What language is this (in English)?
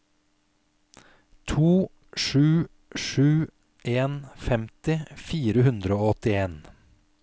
Norwegian